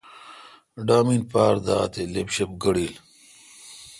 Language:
Kalkoti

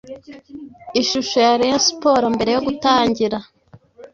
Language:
Kinyarwanda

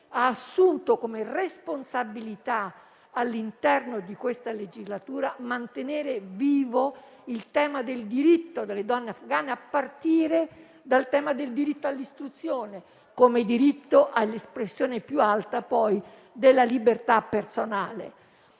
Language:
Italian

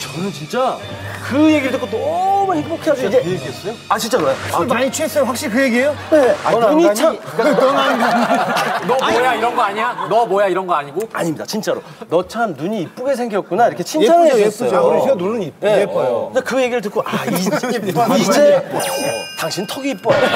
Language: Korean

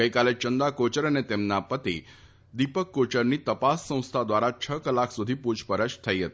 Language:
Gujarati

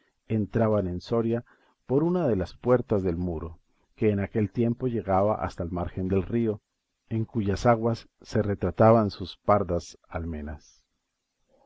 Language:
Spanish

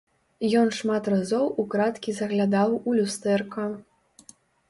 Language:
Belarusian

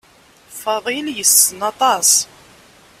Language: Kabyle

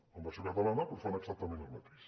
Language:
Catalan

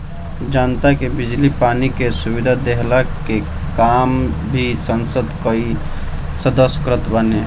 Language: Bhojpuri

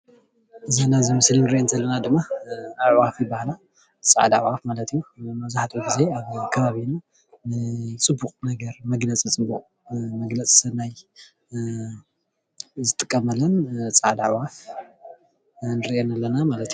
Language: Tigrinya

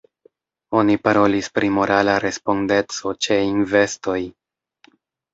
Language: Esperanto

